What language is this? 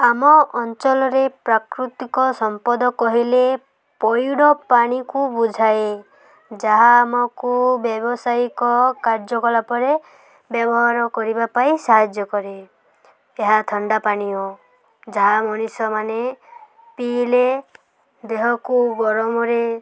Odia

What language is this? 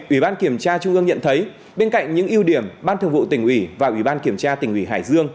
Vietnamese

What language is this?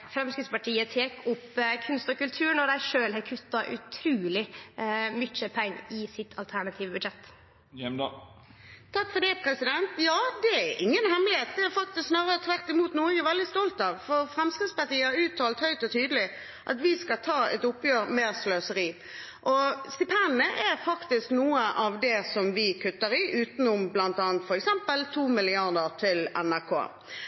Norwegian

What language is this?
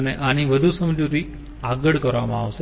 Gujarati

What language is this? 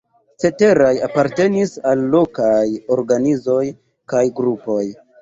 Esperanto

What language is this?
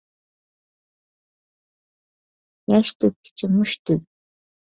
Uyghur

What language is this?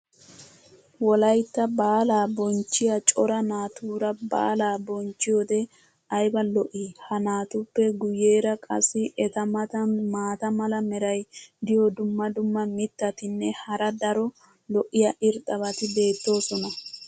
Wolaytta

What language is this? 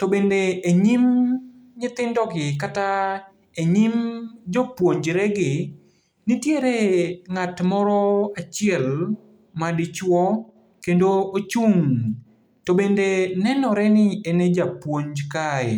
Luo (Kenya and Tanzania)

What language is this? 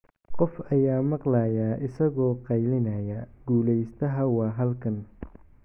Somali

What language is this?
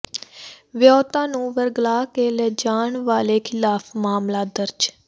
Punjabi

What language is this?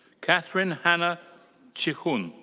English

